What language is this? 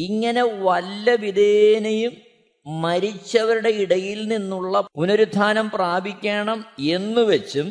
Malayalam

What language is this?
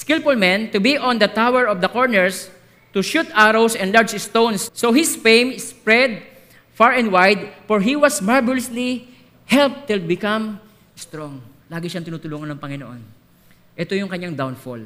Filipino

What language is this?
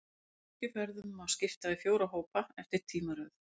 Icelandic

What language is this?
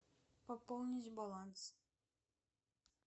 Russian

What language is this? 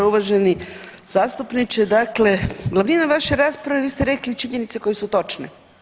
Croatian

